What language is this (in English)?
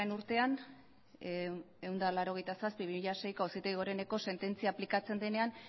Basque